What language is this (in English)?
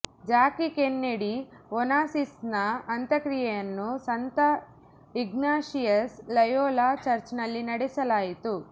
Kannada